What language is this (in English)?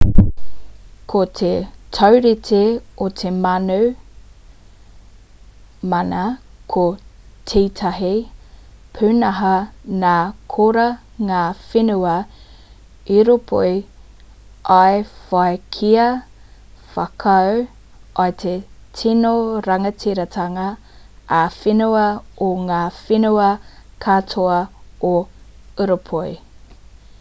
Māori